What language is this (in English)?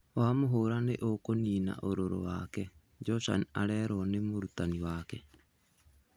Kikuyu